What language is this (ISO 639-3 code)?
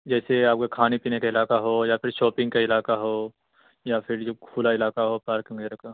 urd